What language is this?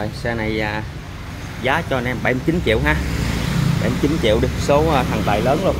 Vietnamese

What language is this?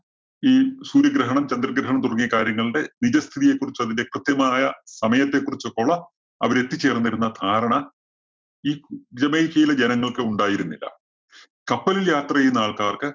Malayalam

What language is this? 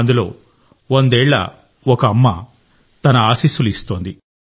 Telugu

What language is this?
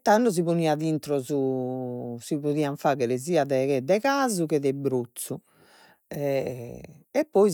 Sardinian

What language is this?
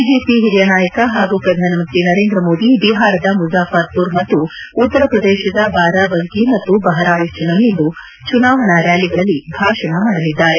Kannada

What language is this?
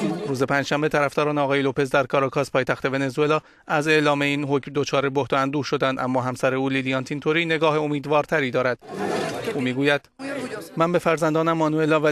Persian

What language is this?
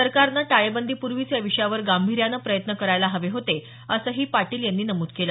Marathi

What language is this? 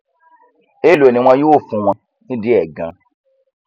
Yoruba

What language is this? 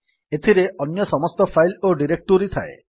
Odia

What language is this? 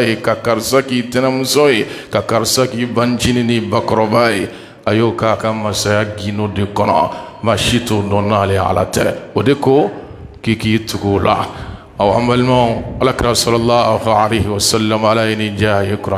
Arabic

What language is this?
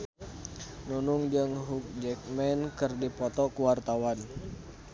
Sundanese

